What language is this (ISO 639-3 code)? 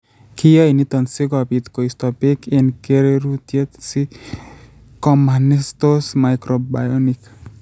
kln